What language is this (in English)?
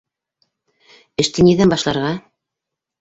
Bashkir